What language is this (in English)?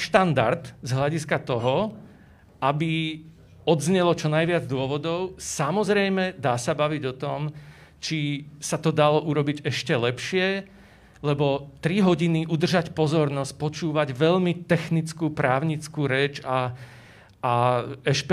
Slovak